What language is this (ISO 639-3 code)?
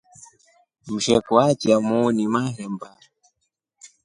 rof